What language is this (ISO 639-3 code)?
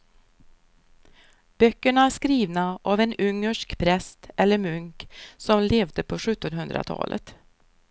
swe